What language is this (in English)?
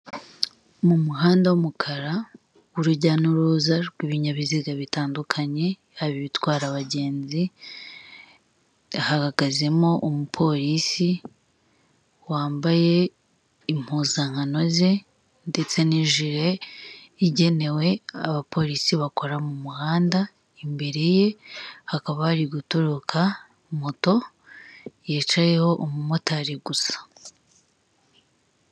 Kinyarwanda